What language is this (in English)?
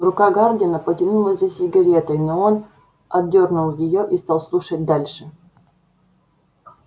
Russian